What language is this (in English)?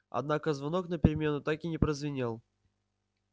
Russian